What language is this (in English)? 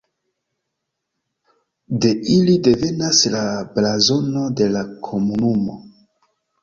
Esperanto